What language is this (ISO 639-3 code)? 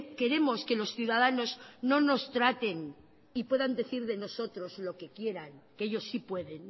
spa